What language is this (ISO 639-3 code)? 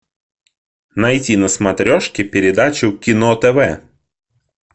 rus